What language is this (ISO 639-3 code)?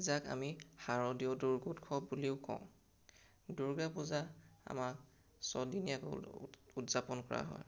asm